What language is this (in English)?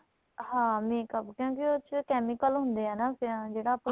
Punjabi